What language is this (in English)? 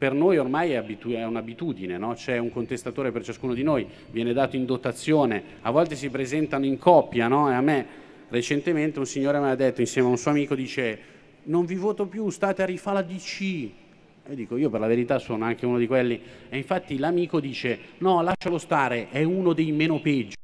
Italian